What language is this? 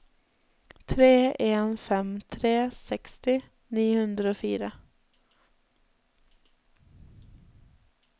Norwegian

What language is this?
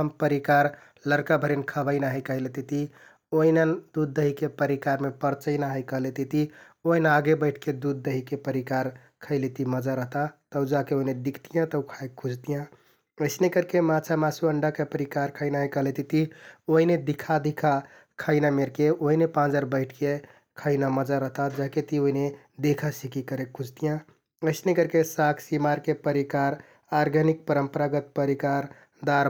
Kathoriya Tharu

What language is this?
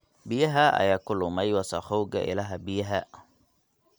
Somali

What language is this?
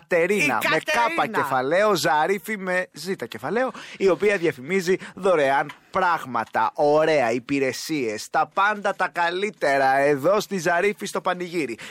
Greek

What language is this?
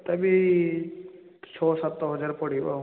Odia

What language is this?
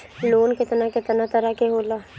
Bhojpuri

